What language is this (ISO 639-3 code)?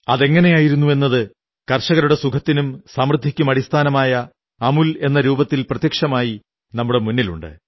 mal